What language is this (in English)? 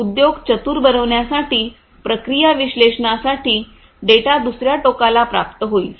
Marathi